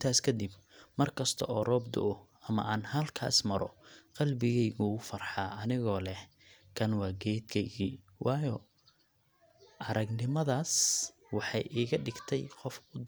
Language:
Somali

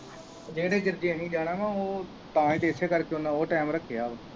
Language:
Punjabi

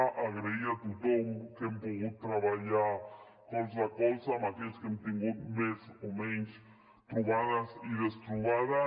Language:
Catalan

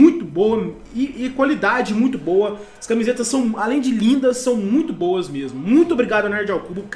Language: Portuguese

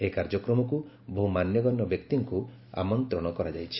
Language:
Odia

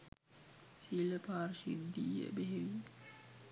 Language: Sinhala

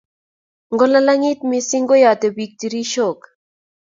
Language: Kalenjin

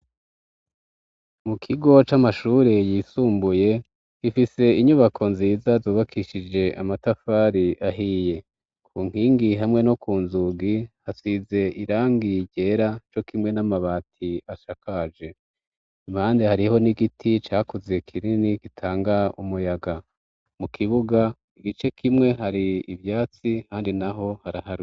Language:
Rundi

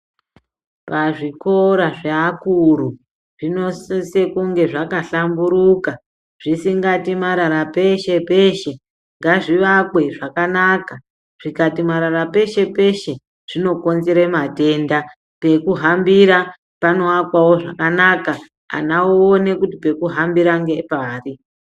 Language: Ndau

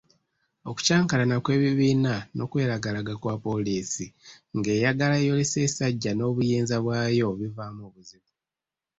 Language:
Ganda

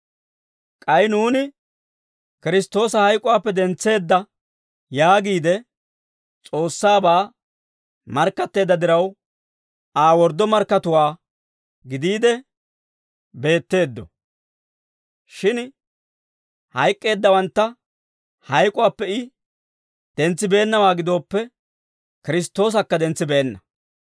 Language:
Dawro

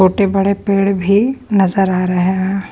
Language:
Hindi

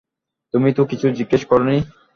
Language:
Bangla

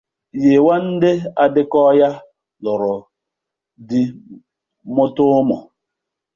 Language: Igbo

